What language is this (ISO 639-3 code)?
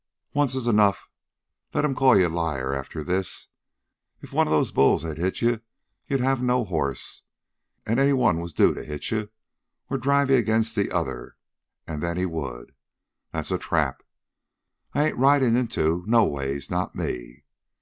eng